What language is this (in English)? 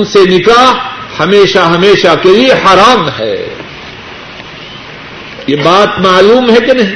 Urdu